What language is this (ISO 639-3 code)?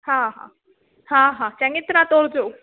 snd